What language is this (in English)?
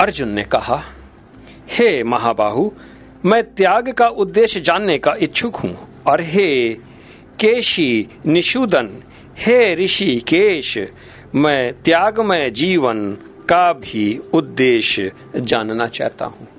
Hindi